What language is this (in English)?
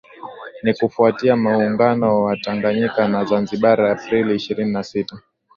Swahili